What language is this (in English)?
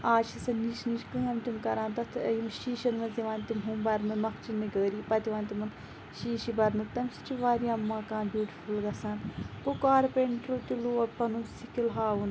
Kashmiri